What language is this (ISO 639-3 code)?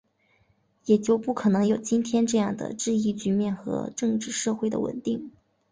zho